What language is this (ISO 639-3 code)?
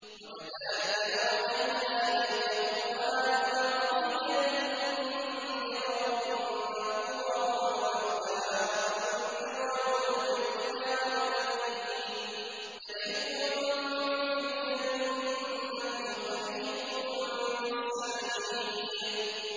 ara